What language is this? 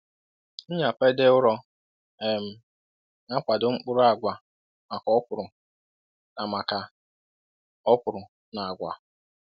Igbo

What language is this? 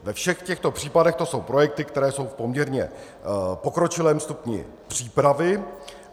Czech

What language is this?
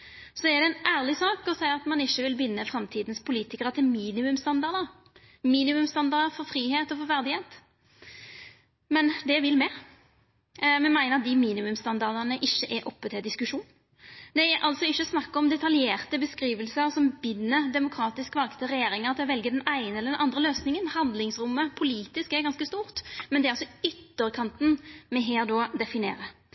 Norwegian Nynorsk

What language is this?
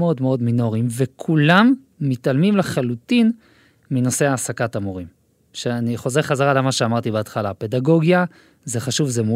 Hebrew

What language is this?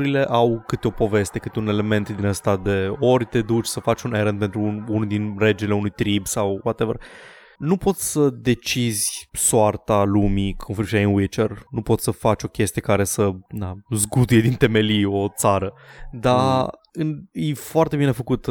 Romanian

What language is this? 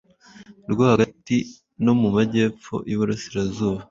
Kinyarwanda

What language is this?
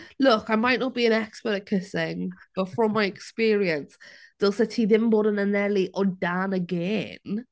Welsh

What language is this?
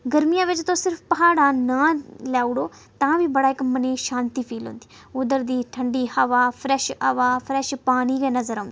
Dogri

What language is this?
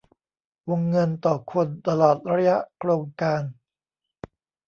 Thai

